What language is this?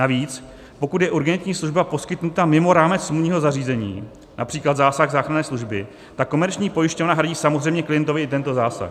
Czech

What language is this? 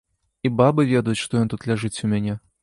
Belarusian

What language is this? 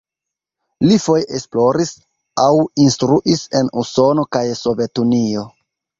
Esperanto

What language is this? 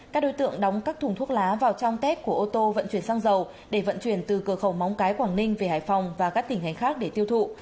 Vietnamese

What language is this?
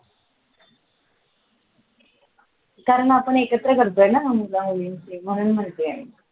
Marathi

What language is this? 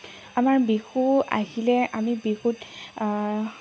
Assamese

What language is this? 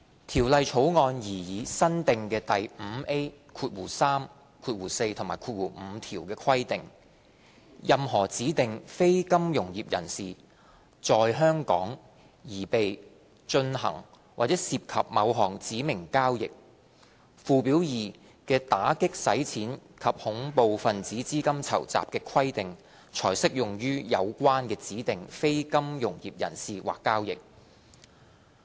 Cantonese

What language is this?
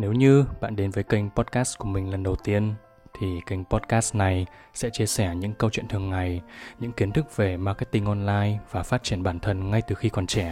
Vietnamese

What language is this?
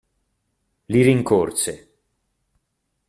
Italian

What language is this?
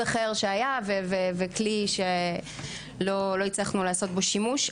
Hebrew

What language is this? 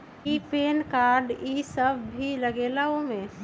Magahi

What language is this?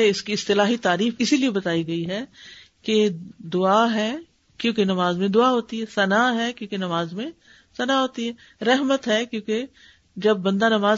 Urdu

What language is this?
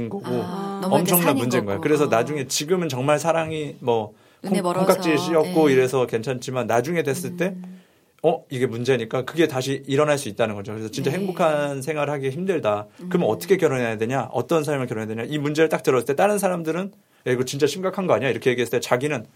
Korean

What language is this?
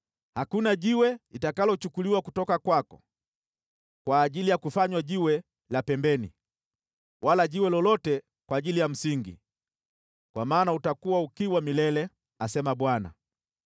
Swahili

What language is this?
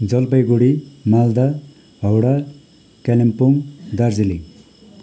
Nepali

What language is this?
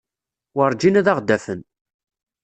Kabyle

